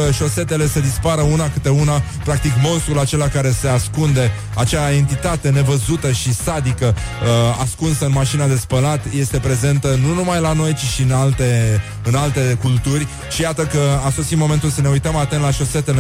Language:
Romanian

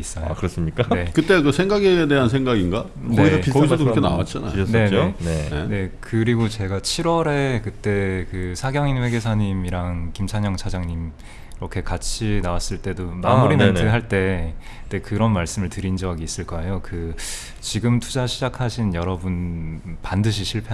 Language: Korean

